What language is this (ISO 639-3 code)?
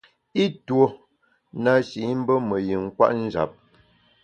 bax